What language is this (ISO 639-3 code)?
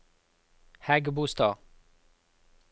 nor